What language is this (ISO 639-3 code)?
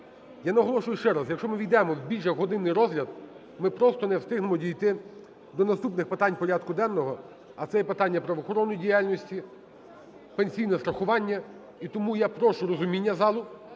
ukr